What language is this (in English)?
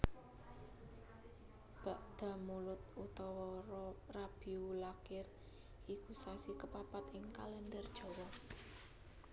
Javanese